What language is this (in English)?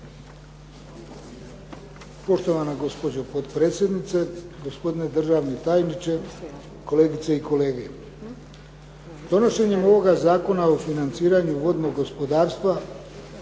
Croatian